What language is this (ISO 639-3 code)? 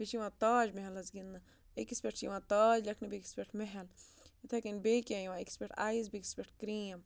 kas